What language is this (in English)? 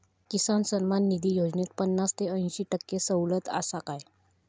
Marathi